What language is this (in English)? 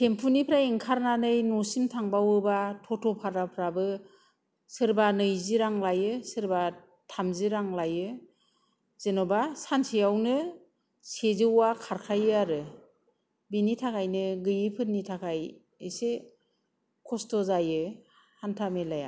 Bodo